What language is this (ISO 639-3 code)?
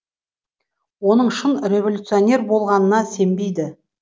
kaz